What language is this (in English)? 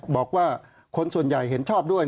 Thai